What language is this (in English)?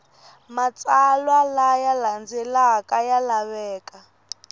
Tsonga